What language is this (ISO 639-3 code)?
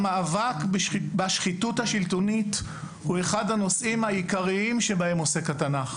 heb